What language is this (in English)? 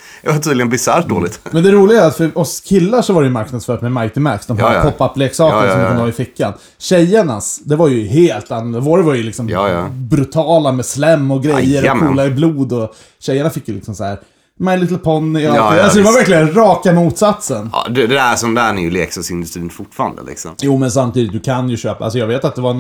Swedish